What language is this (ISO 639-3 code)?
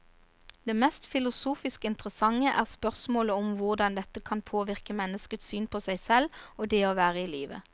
nor